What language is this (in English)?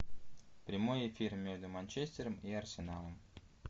Russian